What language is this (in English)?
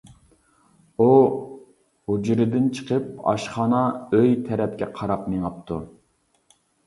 Uyghur